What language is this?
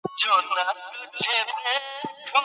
Pashto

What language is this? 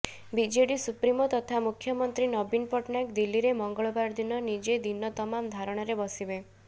Odia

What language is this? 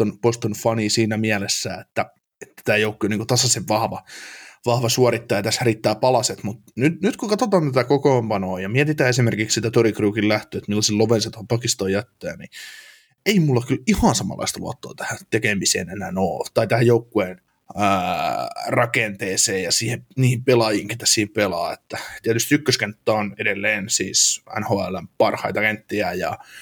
Finnish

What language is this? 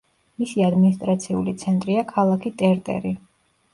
Georgian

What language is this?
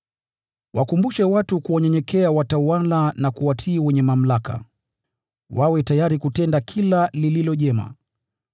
Swahili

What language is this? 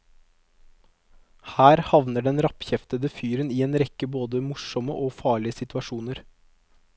Norwegian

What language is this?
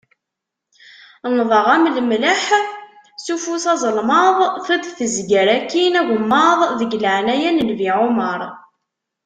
Kabyle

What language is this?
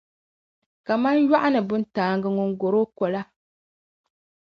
Dagbani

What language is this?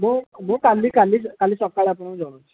Odia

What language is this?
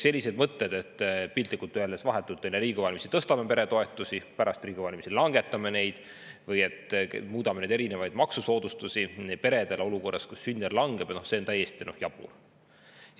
Estonian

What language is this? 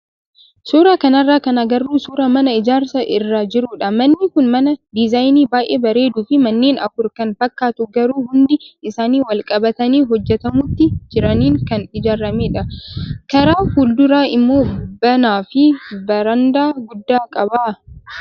Oromo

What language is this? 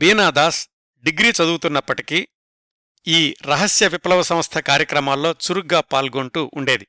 Telugu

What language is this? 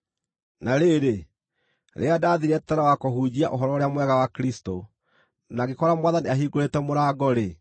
Kikuyu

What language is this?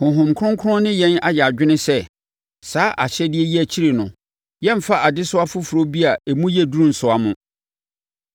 Akan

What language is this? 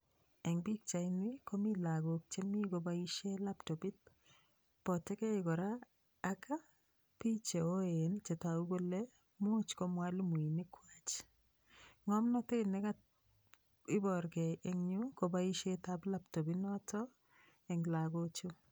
Kalenjin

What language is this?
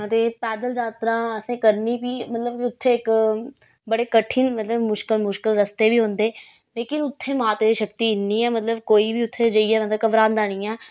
Dogri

